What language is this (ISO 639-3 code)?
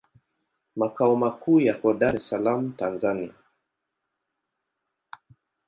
swa